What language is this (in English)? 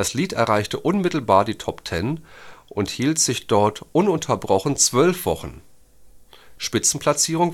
German